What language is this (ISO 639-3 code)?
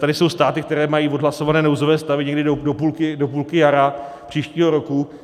ces